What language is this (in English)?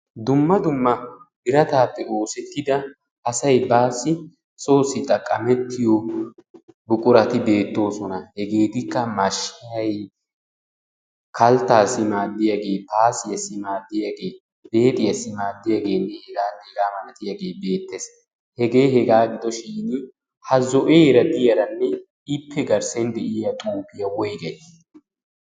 Wolaytta